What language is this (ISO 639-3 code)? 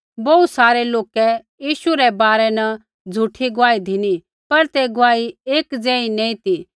kfx